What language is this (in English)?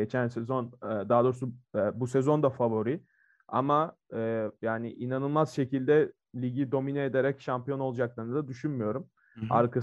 Turkish